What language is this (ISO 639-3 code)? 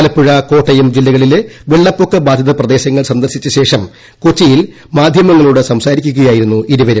mal